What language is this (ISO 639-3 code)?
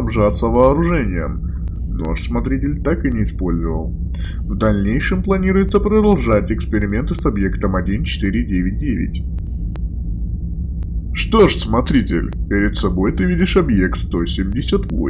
rus